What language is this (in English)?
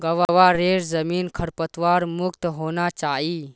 Magahi